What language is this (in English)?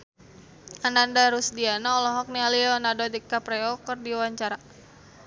Sundanese